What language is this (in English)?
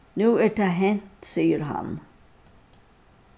Faroese